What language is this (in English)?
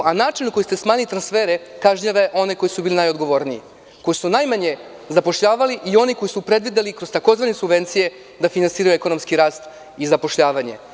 Serbian